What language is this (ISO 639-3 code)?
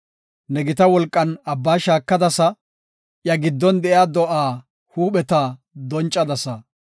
gof